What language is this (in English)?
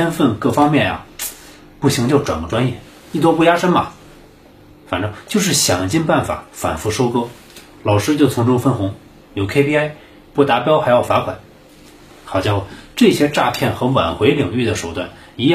Chinese